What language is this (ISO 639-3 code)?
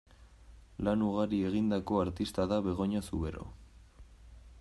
eus